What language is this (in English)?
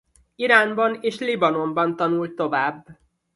Hungarian